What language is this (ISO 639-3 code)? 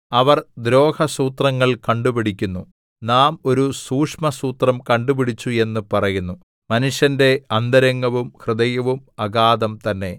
mal